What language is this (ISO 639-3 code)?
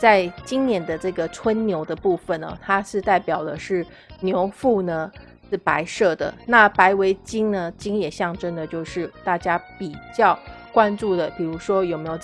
zho